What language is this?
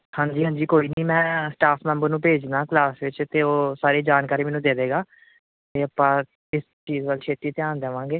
Punjabi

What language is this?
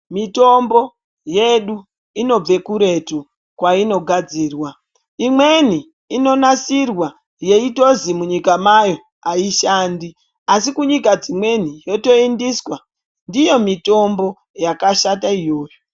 Ndau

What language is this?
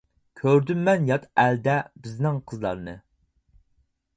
Uyghur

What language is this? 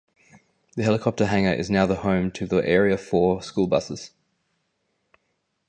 English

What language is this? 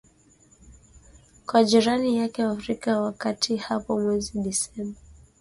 Swahili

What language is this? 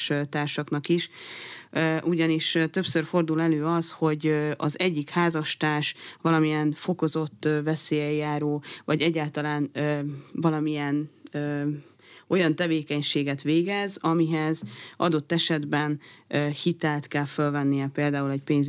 Hungarian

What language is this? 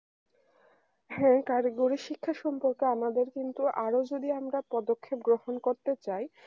Bangla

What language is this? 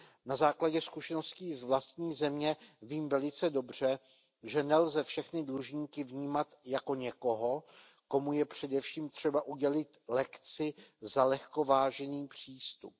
Czech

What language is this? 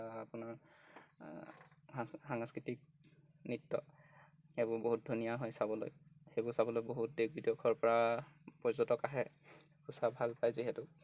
Assamese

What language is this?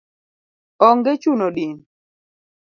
Luo (Kenya and Tanzania)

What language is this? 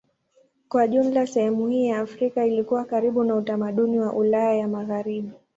Swahili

